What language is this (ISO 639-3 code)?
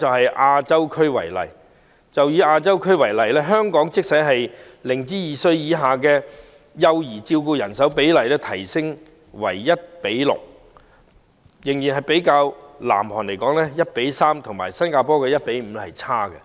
yue